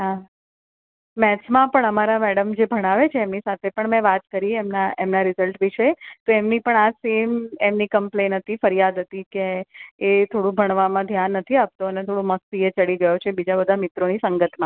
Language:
Gujarati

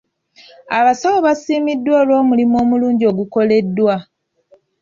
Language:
Ganda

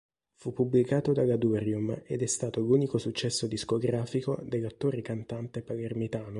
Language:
Italian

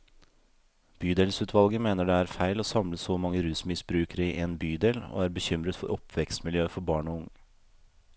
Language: Norwegian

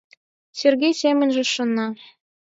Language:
Mari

